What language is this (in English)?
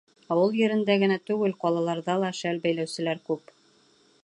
Bashkir